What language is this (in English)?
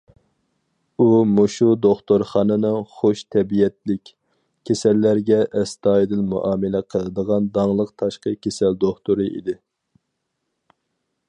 Uyghur